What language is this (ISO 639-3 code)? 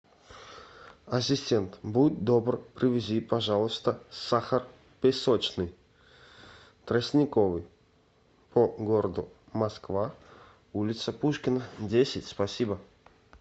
rus